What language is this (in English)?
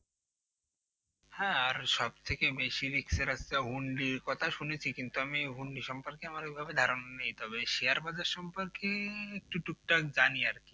Bangla